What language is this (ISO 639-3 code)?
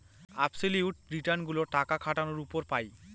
ben